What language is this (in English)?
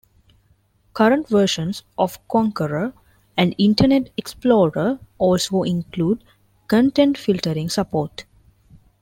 English